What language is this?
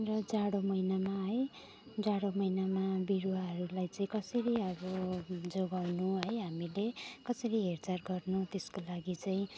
Nepali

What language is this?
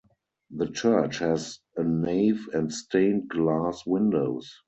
English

